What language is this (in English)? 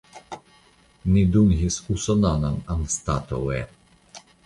Esperanto